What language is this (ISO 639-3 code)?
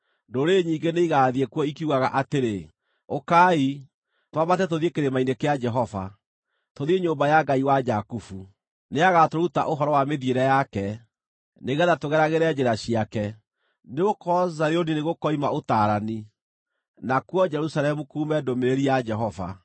kik